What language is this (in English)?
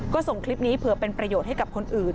Thai